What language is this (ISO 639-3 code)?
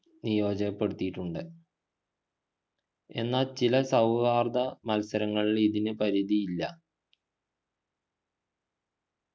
mal